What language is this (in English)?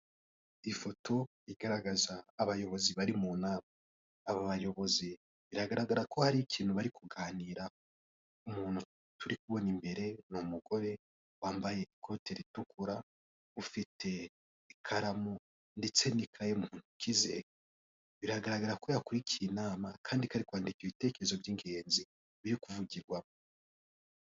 Kinyarwanda